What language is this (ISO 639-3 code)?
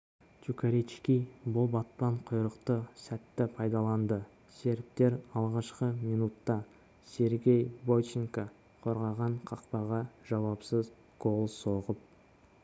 kaz